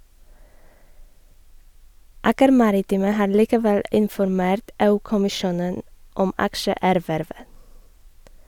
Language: Norwegian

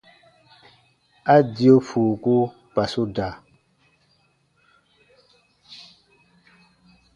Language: Baatonum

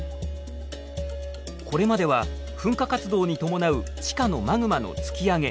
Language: Japanese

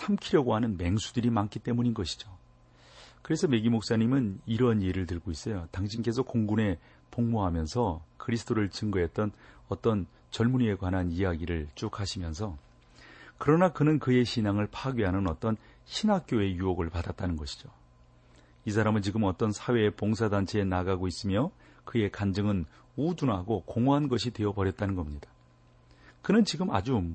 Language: Korean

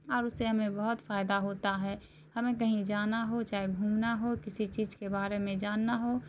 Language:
Urdu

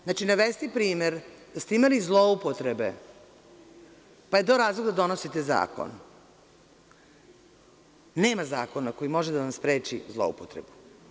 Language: Serbian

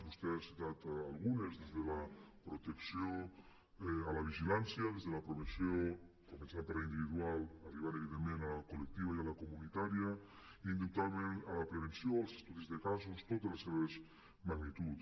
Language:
Catalan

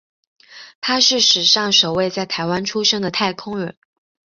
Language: Chinese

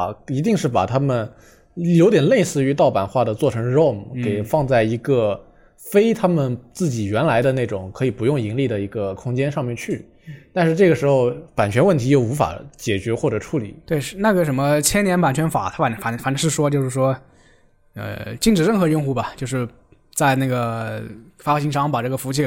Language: Chinese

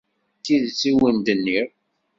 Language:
Kabyle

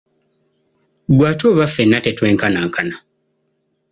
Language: Ganda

